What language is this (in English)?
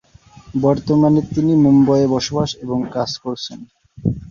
Bangla